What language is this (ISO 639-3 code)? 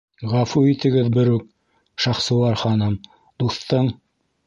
bak